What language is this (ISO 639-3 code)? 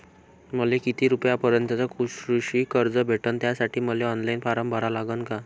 mar